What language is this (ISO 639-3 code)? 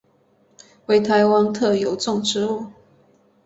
zho